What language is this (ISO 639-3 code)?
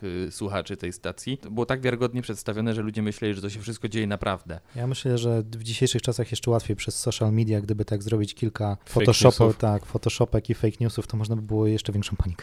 pol